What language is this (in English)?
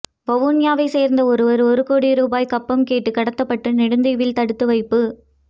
Tamil